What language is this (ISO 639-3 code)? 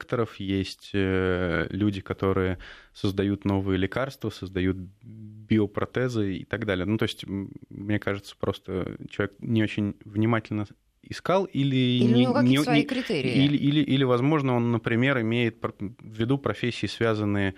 rus